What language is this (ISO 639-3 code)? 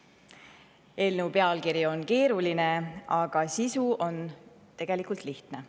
est